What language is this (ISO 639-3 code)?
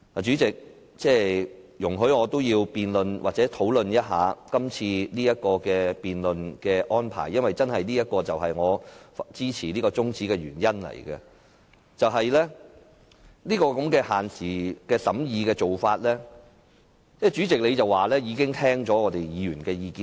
yue